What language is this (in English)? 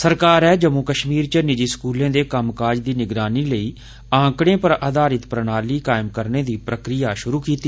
Dogri